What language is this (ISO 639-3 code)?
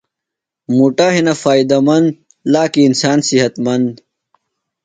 phl